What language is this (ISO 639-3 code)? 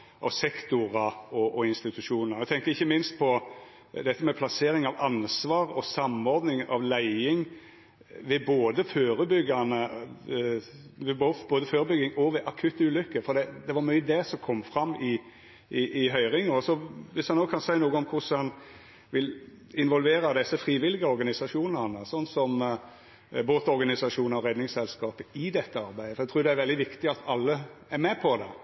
nno